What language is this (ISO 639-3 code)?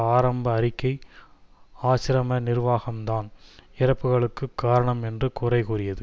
tam